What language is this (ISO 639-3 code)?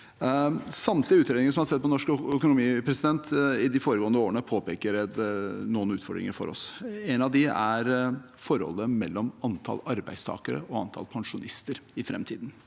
nor